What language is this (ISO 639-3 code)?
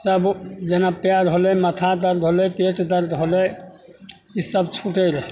mai